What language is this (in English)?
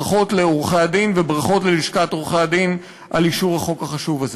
Hebrew